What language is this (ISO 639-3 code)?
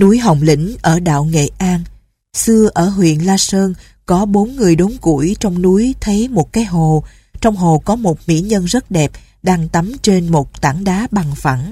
vie